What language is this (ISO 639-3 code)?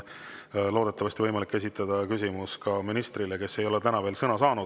est